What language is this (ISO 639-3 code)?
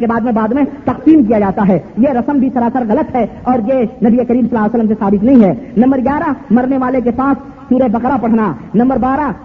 urd